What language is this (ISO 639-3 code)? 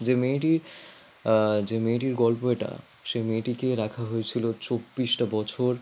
ben